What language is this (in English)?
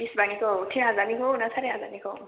Bodo